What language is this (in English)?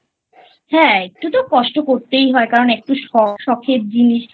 Bangla